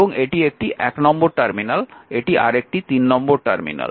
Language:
Bangla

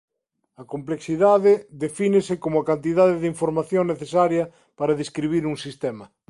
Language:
Galician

